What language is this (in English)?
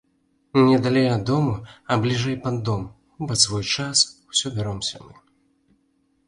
Belarusian